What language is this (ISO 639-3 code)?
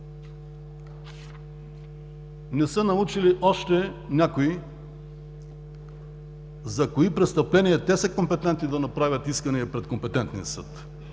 bul